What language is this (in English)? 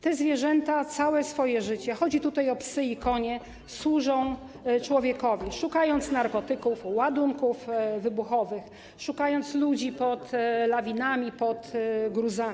Polish